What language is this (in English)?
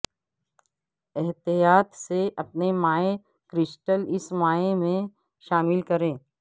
Urdu